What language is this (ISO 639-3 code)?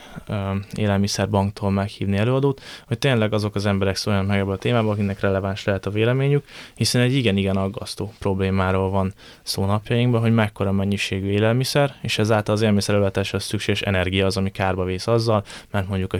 hun